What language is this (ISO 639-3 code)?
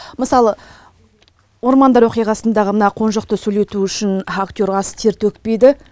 kaz